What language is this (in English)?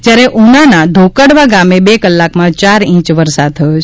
Gujarati